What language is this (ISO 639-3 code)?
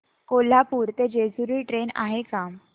mar